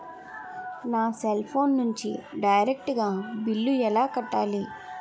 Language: Telugu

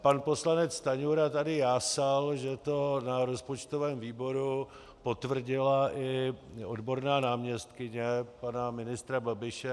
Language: Czech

